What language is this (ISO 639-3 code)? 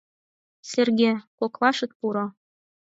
chm